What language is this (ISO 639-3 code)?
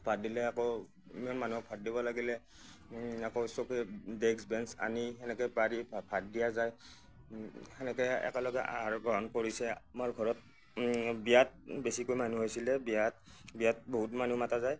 asm